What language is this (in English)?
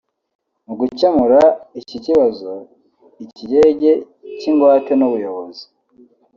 Kinyarwanda